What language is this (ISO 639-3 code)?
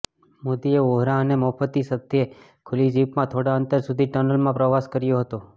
guj